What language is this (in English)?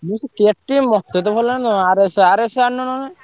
Odia